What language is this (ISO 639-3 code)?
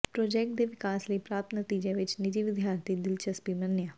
pan